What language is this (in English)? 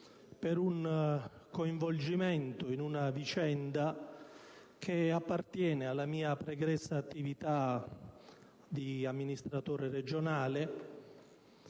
Italian